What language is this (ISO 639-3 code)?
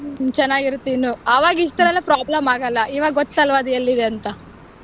kan